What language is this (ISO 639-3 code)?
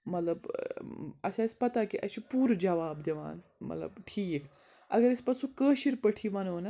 kas